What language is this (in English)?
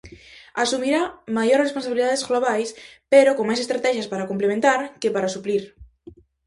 Galician